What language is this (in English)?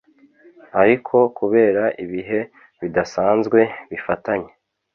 Kinyarwanda